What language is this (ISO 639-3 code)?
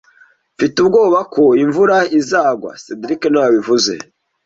kin